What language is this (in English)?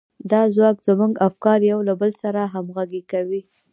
Pashto